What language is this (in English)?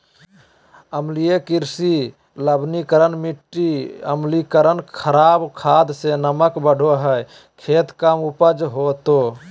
Magahi